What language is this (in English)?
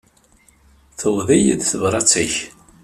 Kabyle